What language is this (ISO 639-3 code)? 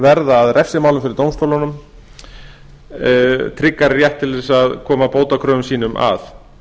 isl